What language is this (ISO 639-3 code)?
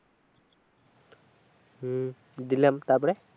ben